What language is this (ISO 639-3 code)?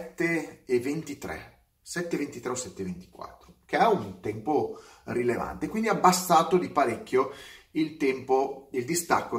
ita